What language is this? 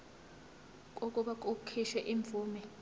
Zulu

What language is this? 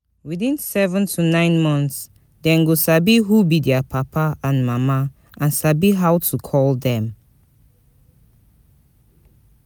Nigerian Pidgin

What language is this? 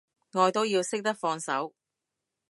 Cantonese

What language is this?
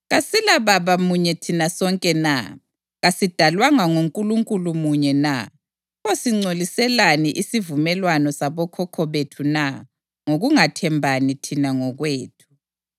North Ndebele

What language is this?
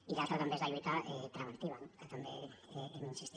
Catalan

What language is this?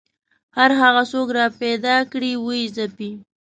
Pashto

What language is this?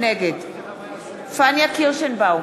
Hebrew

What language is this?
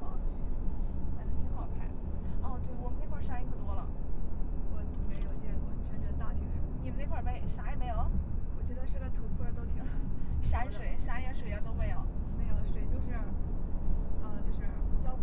Chinese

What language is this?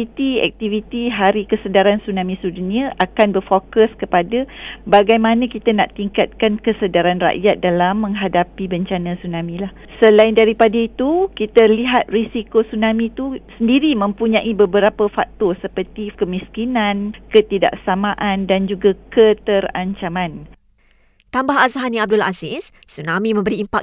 Malay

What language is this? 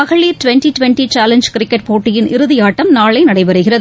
Tamil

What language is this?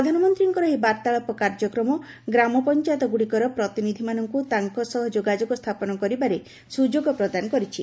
Odia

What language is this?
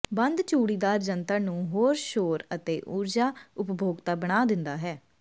Punjabi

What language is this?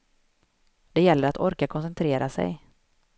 Swedish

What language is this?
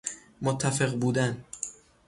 Persian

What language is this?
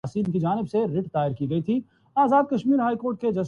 Urdu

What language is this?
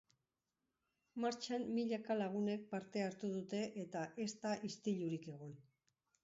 Basque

